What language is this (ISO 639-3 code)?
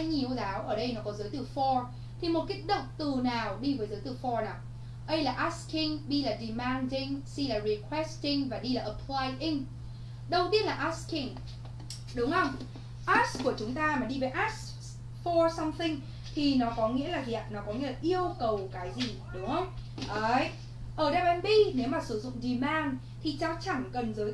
vie